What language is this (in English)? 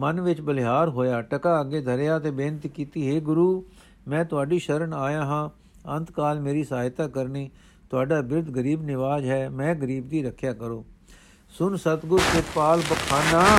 Punjabi